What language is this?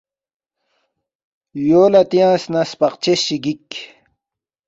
Balti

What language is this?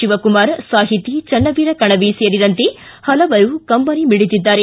Kannada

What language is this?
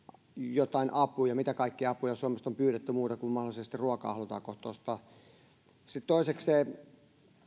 Finnish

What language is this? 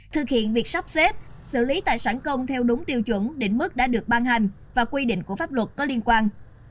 Vietnamese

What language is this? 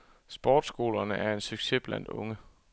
Danish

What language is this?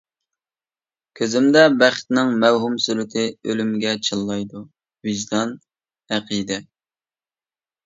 Uyghur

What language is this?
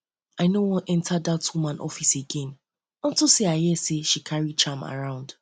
Nigerian Pidgin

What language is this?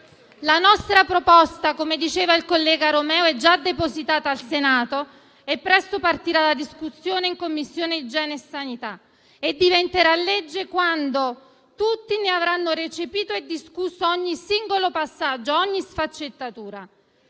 Italian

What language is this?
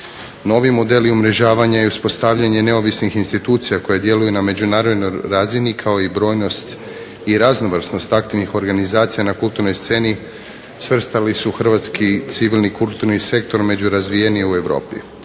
Croatian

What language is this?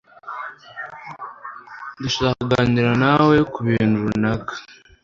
Kinyarwanda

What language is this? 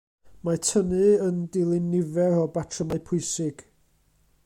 Welsh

